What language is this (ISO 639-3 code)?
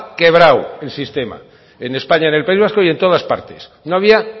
spa